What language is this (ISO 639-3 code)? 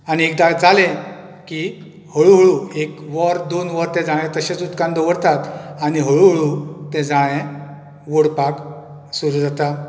kok